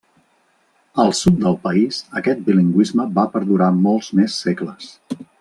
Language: Catalan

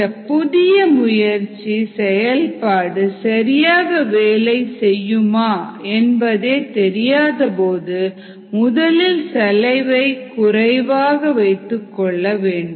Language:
Tamil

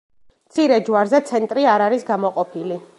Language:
Georgian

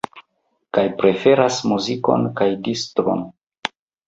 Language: Esperanto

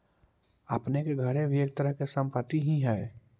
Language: Magahi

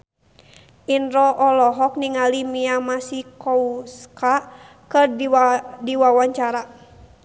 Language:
Sundanese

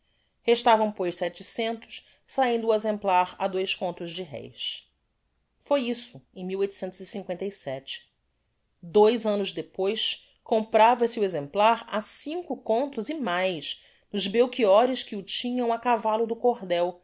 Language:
Portuguese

